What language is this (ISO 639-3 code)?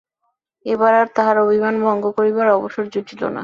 ben